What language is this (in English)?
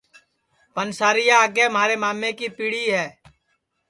Sansi